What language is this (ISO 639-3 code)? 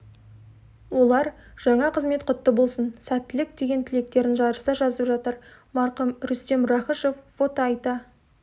kaz